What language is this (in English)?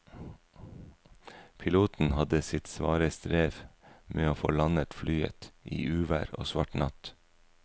Norwegian